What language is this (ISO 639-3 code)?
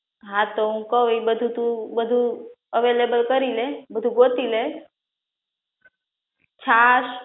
guj